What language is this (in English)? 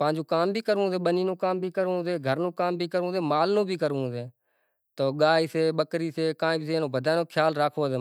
Kachi Koli